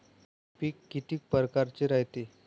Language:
Marathi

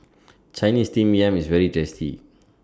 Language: English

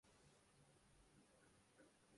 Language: Urdu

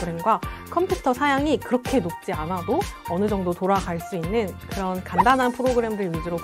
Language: Korean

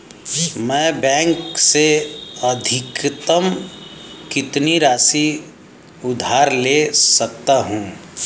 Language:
Hindi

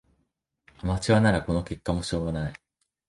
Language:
Japanese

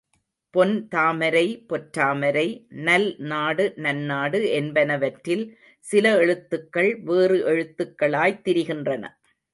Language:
Tamil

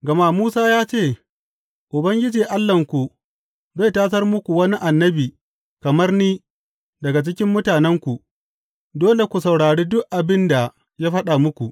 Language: Hausa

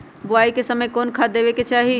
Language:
Magahi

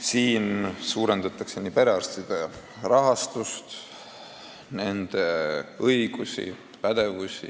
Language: Estonian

